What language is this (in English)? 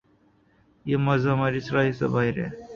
Urdu